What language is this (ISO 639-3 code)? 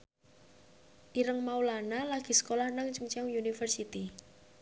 jav